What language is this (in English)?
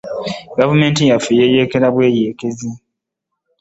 Ganda